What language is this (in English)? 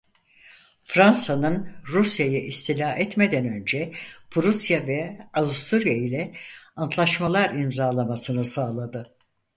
Turkish